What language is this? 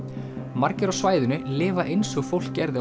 Icelandic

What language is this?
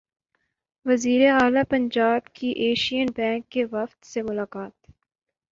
Urdu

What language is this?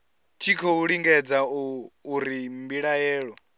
Venda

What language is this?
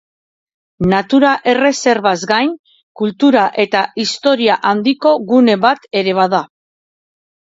Basque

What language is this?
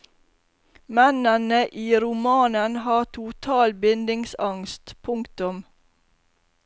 Norwegian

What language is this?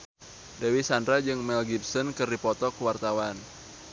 Sundanese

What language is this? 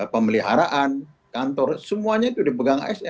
Indonesian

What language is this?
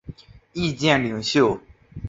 Chinese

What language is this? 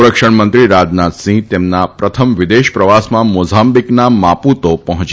Gujarati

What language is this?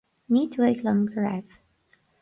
Irish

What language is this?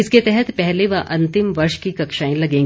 Hindi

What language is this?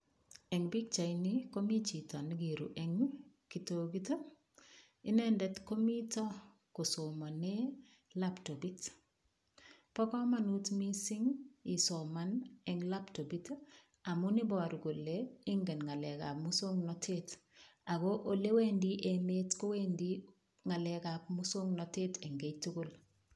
Kalenjin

